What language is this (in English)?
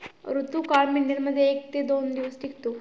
Marathi